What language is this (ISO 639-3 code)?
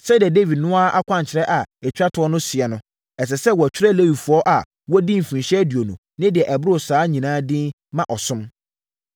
aka